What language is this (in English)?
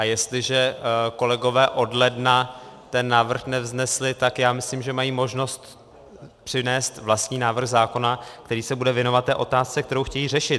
Czech